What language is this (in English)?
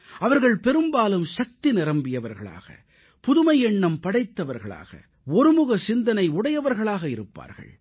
Tamil